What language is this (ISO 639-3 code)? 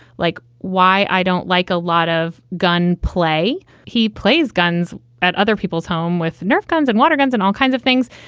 eng